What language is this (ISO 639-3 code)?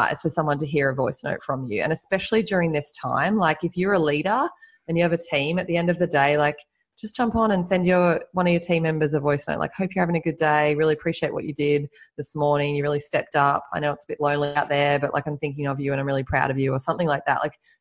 eng